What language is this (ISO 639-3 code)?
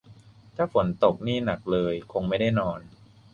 tha